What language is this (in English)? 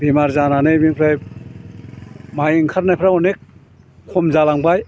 Bodo